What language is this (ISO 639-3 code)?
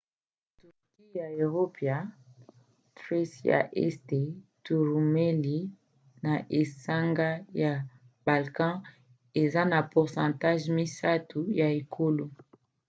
lin